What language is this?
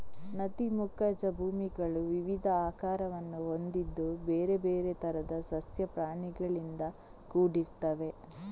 Kannada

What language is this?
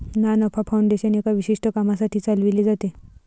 Marathi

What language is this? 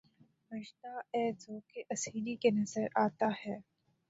Urdu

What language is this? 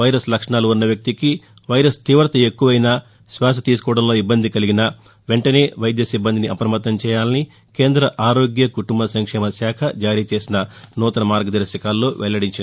Telugu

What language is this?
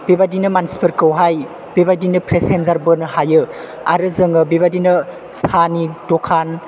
Bodo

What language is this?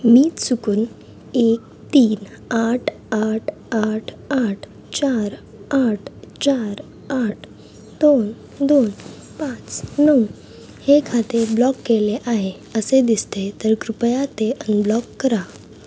Marathi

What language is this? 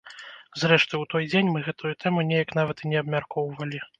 Belarusian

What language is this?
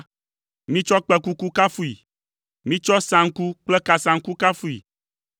Ewe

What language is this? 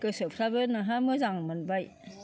Bodo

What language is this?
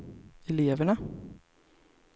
Swedish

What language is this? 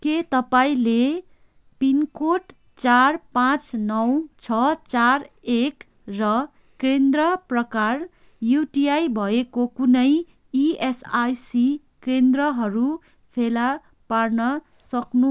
Nepali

